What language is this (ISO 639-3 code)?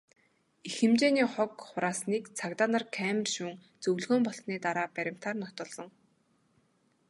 mon